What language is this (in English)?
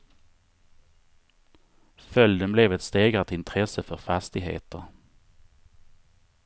Swedish